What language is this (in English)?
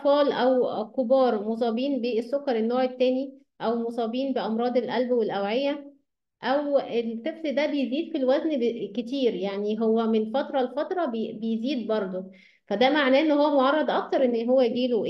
Arabic